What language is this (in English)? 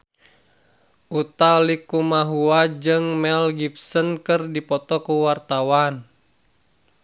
Sundanese